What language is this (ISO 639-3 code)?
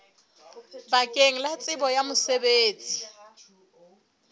sot